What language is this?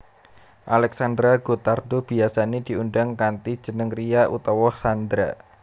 Javanese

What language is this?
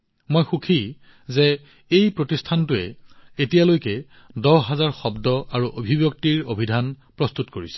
Assamese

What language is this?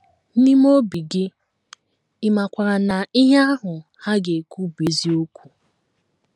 Igbo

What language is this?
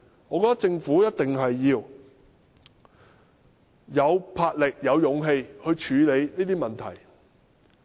Cantonese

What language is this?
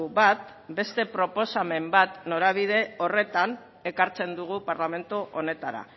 Basque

